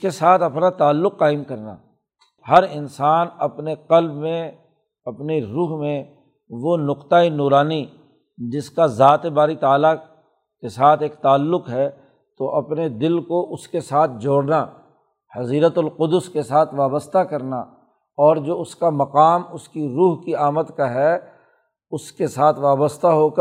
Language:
Urdu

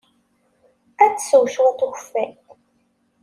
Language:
Kabyle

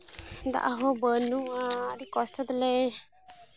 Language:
Santali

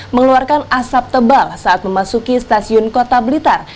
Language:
Indonesian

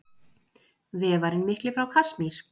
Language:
Icelandic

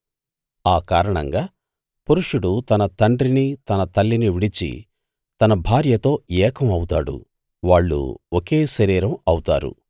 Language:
Telugu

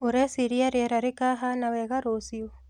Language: Kikuyu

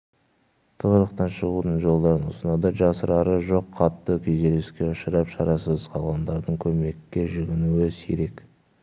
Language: Kazakh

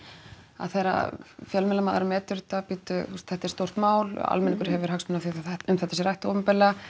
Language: Icelandic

